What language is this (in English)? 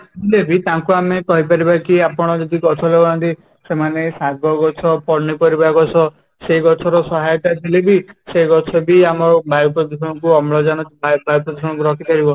Odia